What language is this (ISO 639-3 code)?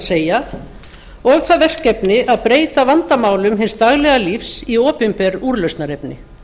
isl